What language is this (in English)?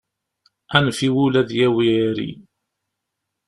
Kabyle